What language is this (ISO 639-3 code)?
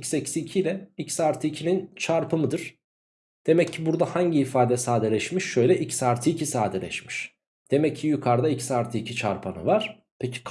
tur